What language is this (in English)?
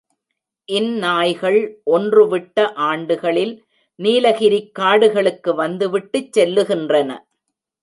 Tamil